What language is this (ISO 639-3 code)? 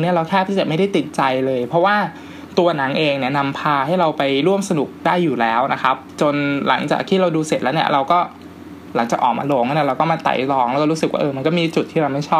tha